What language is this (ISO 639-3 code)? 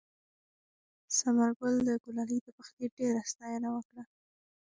pus